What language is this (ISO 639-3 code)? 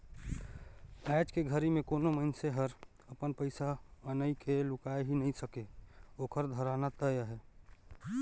hne